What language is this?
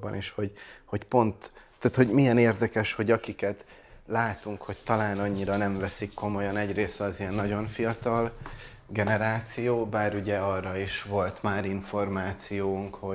Hungarian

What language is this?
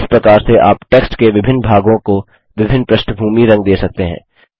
Hindi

